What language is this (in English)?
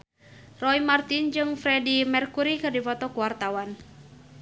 Sundanese